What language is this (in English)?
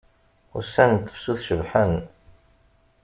Kabyle